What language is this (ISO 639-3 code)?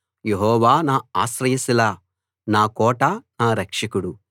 tel